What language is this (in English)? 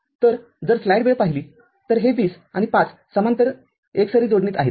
Marathi